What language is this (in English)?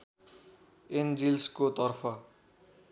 Nepali